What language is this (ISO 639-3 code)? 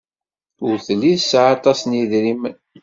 kab